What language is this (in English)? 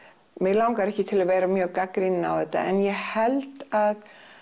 Icelandic